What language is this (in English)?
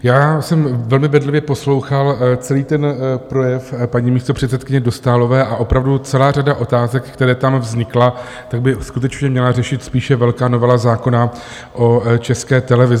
Czech